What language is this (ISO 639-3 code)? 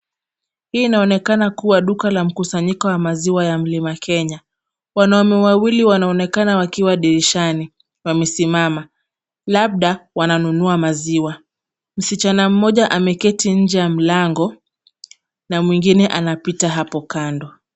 swa